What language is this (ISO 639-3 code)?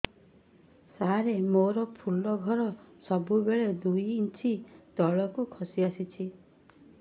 ori